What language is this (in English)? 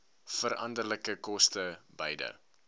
Afrikaans